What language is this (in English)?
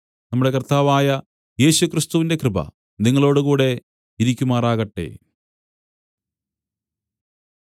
Malayalam